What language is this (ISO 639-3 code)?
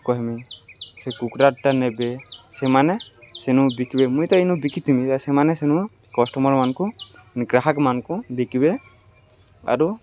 ori